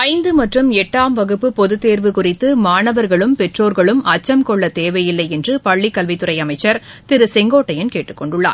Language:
Tamil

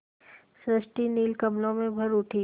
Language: Hindi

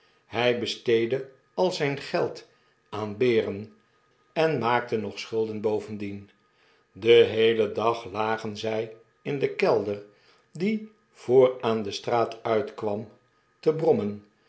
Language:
Dutch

